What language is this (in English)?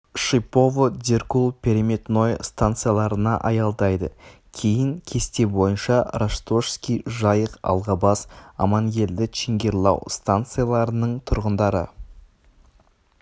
Kazakh